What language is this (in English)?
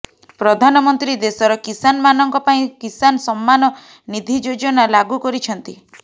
Odia